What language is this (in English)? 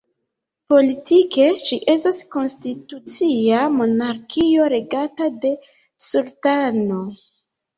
Esperanto